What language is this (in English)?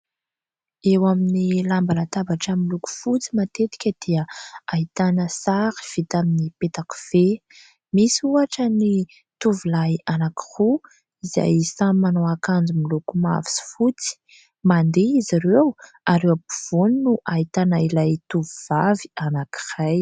Malagasy